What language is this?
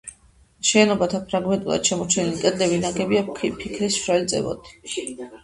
Georgian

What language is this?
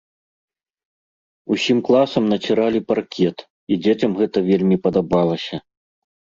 Belarusian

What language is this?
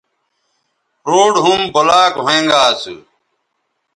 Bateri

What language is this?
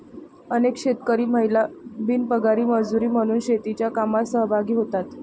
Marathi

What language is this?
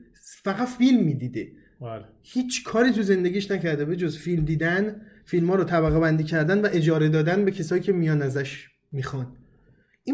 Persian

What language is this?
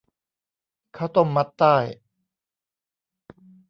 Thai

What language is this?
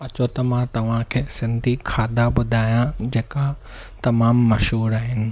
Sindhi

